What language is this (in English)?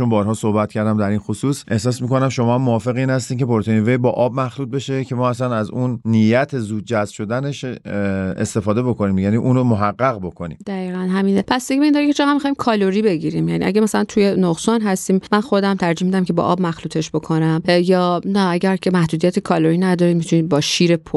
Persian